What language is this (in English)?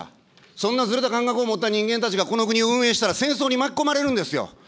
Japanese